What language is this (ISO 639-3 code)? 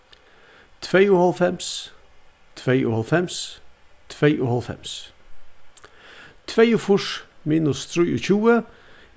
fao